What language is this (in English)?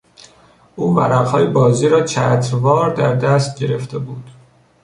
Persian